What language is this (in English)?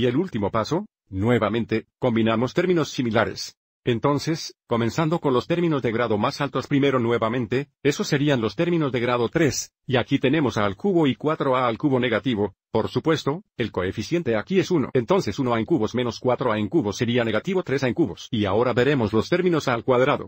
Spanish